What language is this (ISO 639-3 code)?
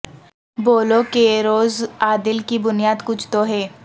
urd